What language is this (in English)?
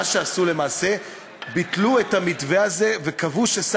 Hebrew